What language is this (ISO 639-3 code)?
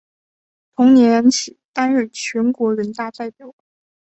zho